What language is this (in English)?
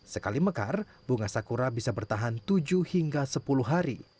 Indonesian